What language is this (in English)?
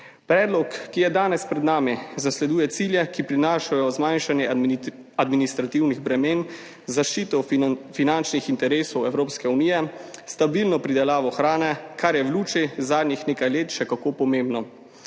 Slovenian